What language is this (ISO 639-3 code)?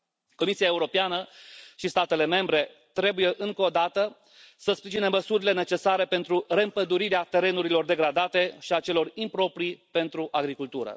ron